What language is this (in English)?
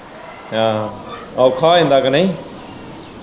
Punjabi